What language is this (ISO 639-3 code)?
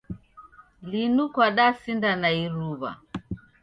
dav